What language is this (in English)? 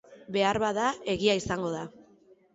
Basque